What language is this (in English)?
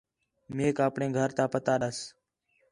Khetrani